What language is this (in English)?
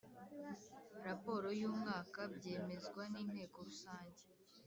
Kinyarwanda